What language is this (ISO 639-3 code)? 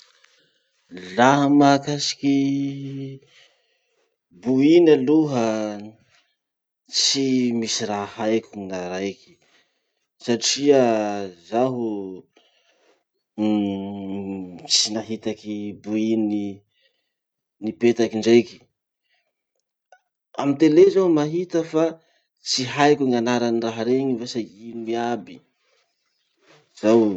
msh